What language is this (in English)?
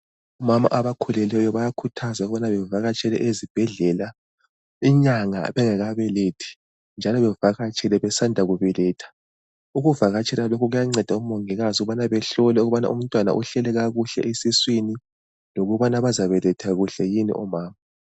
North Ndebele